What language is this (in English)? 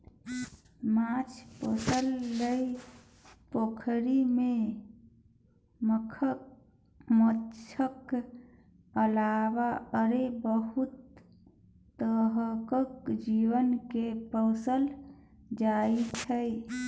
Maithili